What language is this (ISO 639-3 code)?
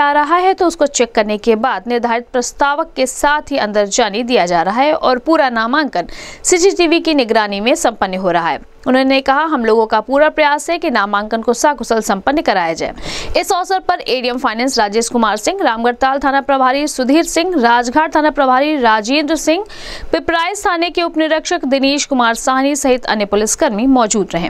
hin